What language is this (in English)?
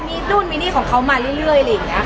Thai